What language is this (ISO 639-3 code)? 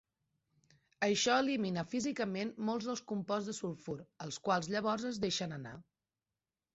cat